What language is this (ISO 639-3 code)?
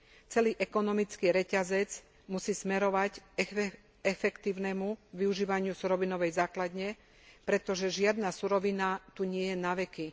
slk